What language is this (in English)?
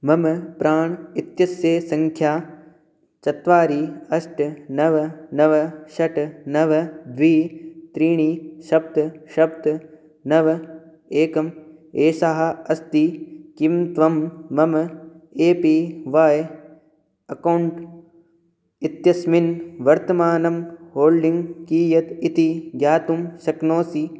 Sanskrit